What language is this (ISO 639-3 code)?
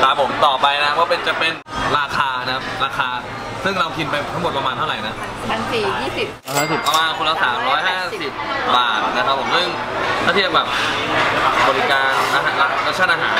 tha